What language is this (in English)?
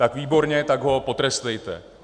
Czech